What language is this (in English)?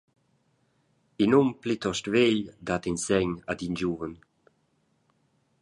Romansh